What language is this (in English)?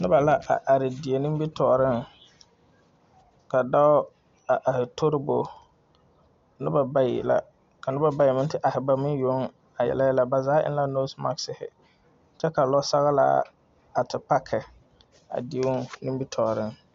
Southern Dagaare